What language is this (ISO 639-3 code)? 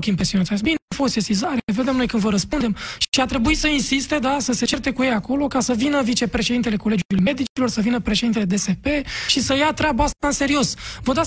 ron